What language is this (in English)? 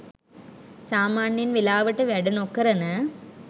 Sinhala